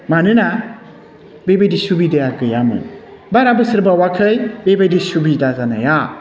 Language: Bodo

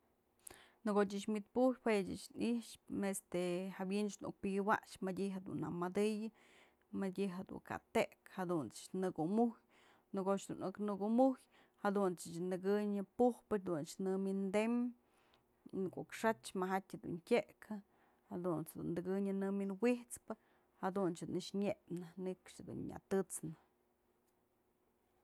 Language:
Mazatlán Mixe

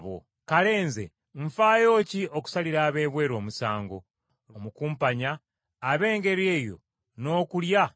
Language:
Ganda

